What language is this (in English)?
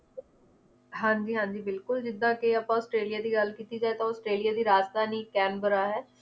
Punjabi